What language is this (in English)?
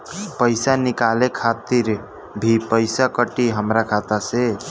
Bhojpuri